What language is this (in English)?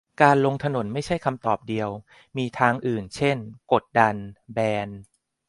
Thai